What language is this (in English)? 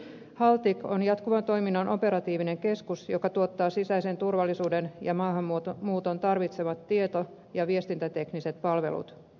Finnish